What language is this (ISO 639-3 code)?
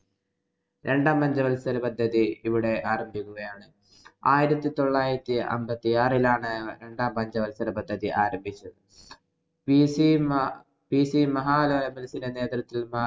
mal